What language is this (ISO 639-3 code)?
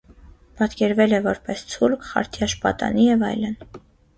hye